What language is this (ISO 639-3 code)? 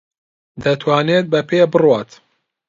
ckb